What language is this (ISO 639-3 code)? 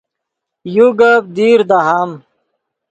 ydg